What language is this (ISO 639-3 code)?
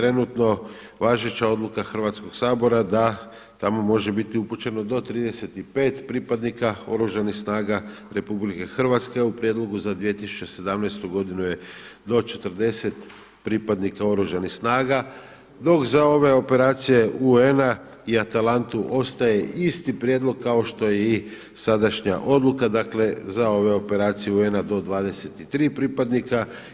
hrv